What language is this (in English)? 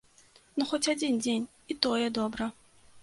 Belarusian